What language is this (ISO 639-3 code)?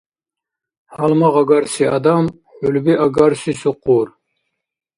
dar